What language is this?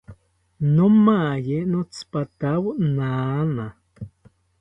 South Ucayali Ashéninka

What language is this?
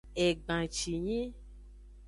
Aja (Benin)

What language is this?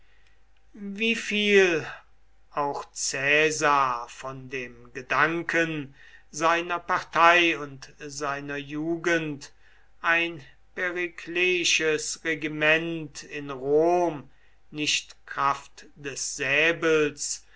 German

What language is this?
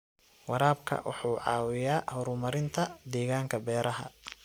Somali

